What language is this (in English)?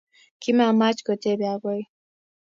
Kalenjin